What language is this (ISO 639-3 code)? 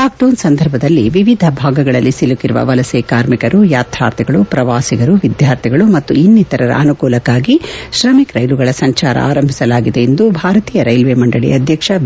kan